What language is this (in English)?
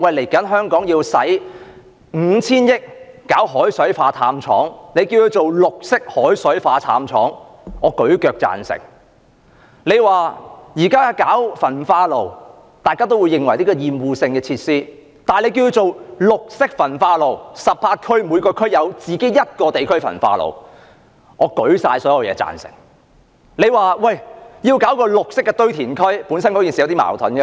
Cantonese